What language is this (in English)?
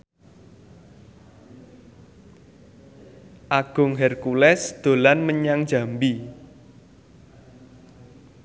Javanese